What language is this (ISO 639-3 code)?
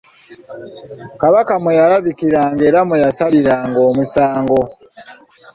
lug